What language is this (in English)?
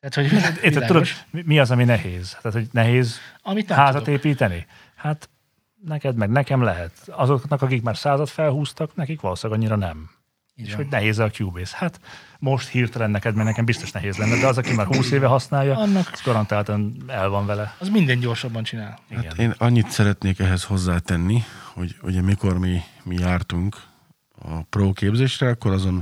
Hungarian